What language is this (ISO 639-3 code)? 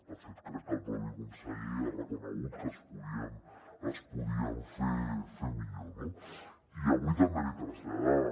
cat